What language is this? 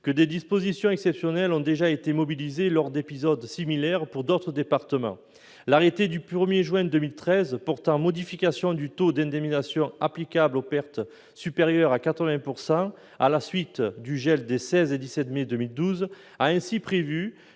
French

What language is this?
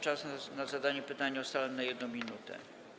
Polish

